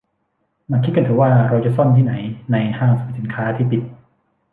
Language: Thai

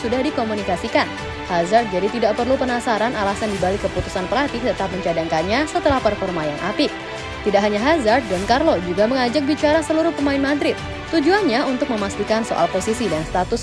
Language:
Indonesian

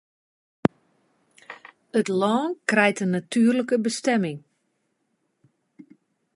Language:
Western Frisian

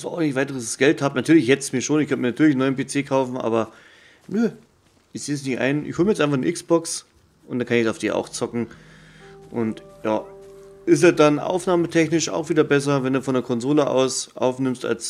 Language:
German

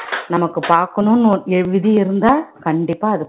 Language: Tamil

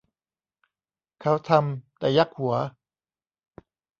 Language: Thai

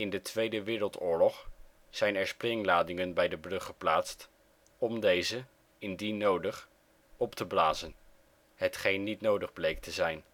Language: Dutch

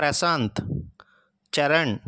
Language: Telugu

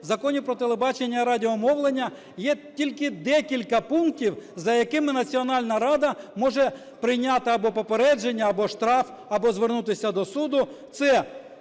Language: Ukrainian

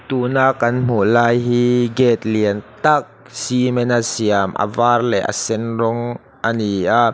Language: Mizo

